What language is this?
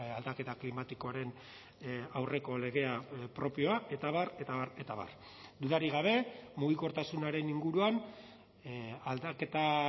Basque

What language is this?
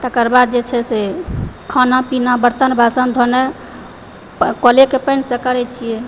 Maithili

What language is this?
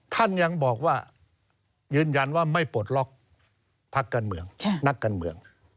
Thai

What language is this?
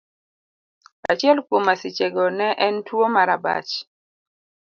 Luo (Kenya and Tanzania)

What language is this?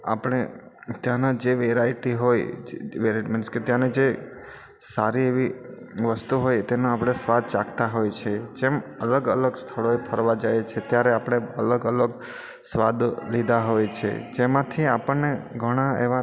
Gujarati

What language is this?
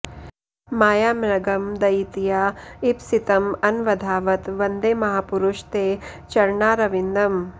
Sanskrit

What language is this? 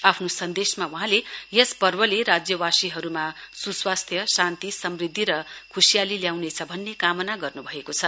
Nepali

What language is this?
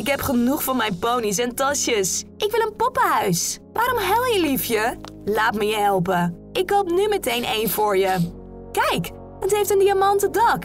Dutch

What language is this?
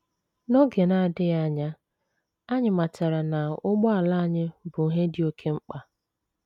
Igbo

